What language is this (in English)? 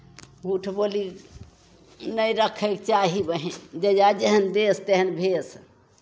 Maithili